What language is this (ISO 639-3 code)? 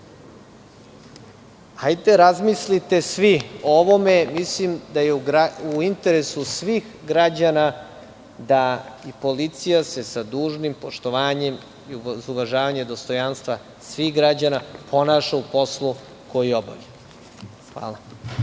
srp